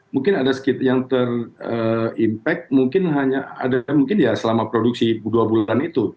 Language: Indonesian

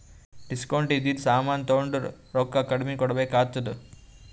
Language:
Kannada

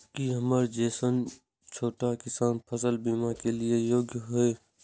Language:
Maithili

